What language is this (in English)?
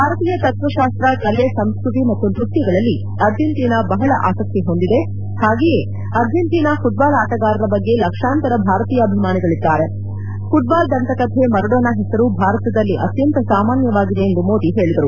Kannada